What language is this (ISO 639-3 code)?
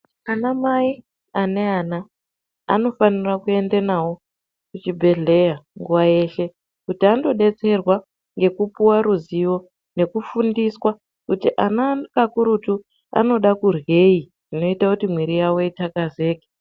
ndc